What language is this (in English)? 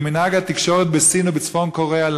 Hebrew